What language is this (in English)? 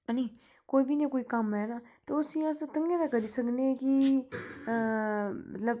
Dogri